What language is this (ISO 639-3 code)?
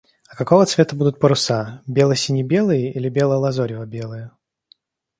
rus